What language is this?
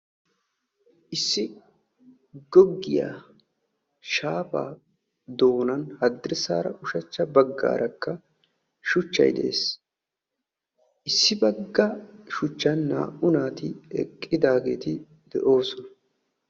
Wolaytta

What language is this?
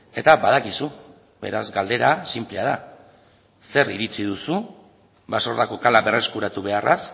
Basque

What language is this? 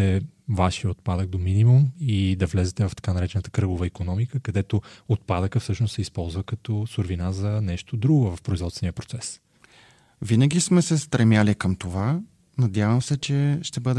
Bulgarian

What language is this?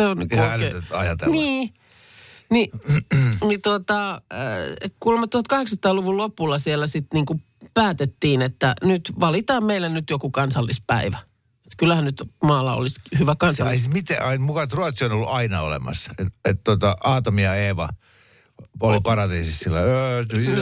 Finnish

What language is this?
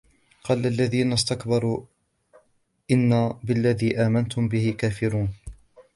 Arabic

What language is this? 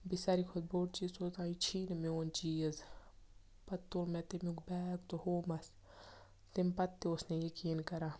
Kashmiri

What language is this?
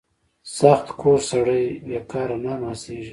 Pashto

